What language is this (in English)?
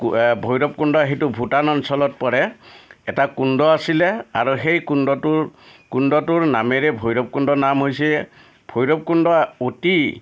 Assamese